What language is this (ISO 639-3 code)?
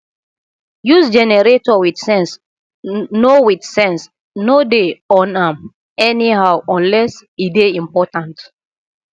pcm